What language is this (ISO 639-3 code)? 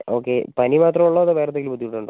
mal